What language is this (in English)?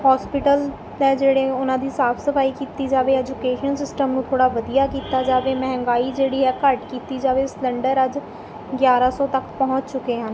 Punjabi